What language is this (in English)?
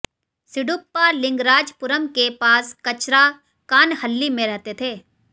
Hindi